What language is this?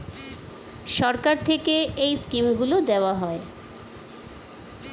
Bangla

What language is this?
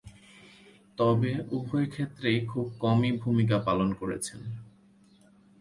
Bangla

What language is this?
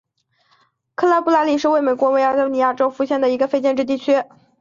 Chinese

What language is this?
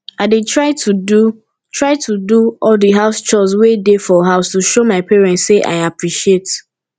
Nigerian Pidgin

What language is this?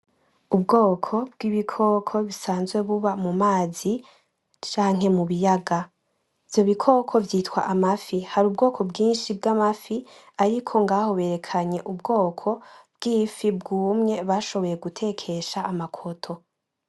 Rundi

